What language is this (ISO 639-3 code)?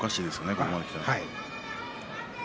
jpn